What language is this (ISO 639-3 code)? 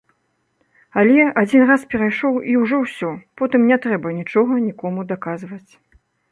bel